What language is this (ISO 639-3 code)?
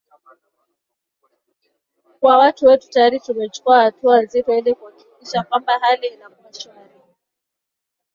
swa